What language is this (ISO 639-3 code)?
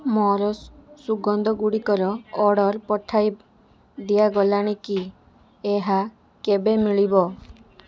ori